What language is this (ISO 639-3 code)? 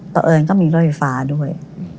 tha